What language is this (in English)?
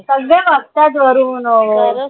Marathi